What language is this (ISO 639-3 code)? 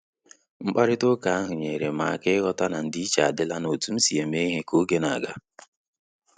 ibo